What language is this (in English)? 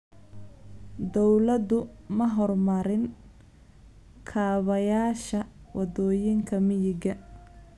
Somali